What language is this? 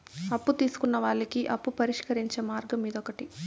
Telugu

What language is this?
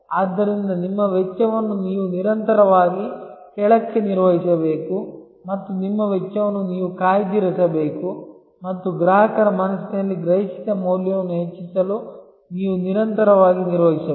Kannada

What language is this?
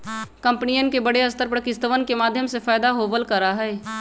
Magahi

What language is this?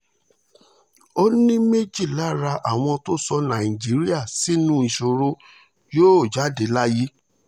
Yoruba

